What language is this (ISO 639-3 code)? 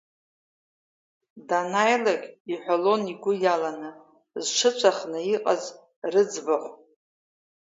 abk